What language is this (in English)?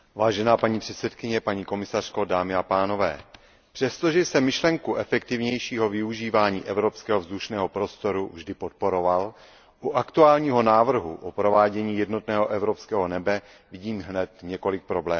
Czech